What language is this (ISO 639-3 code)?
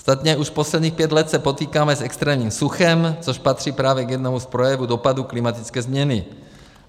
ces